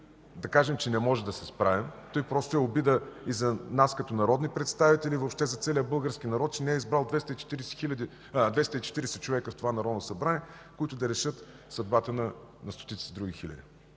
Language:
Bulgarian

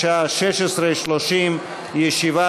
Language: Hebrew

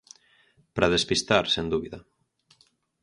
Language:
Galician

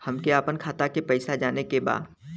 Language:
Bhojpuri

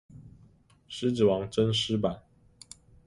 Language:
Chinese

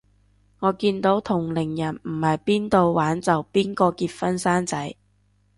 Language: Cantonese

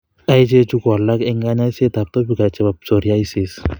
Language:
Kalenjin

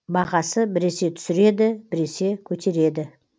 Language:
Kazakh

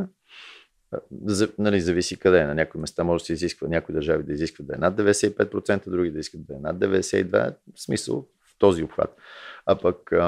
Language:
Bulgarian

